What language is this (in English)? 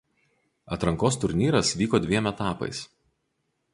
Lithuanian